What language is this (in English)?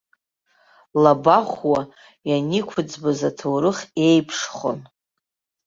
Abkhazian